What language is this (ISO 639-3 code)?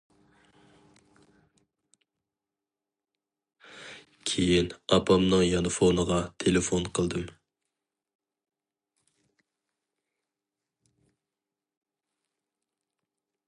uig